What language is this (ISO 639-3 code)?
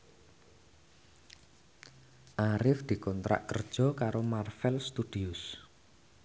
jav